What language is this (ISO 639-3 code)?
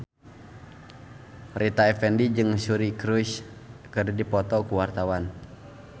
sun